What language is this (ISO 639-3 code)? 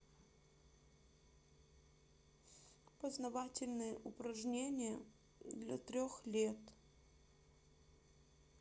rus